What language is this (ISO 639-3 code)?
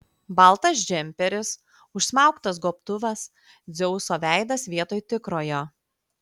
lit